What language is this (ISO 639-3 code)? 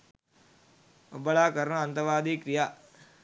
sin